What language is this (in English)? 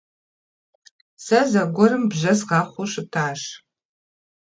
Kabardian